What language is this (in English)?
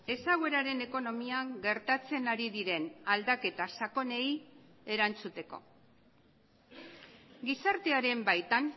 Basque